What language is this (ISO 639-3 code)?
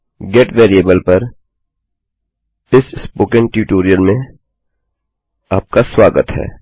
hin